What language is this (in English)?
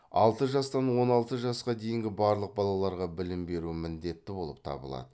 Kazakh